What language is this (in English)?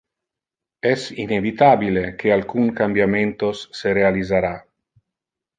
Interlingua